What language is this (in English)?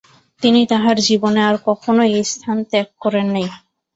Bangla